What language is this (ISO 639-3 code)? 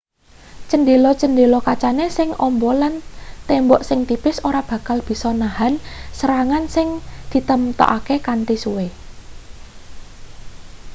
jav